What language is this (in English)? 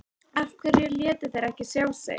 Icelandic